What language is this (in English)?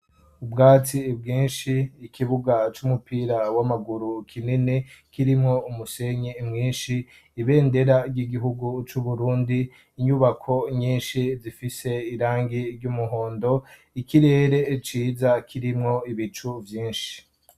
Rundi